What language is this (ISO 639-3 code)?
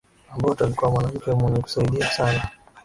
swa